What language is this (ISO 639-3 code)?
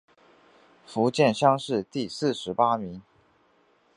zho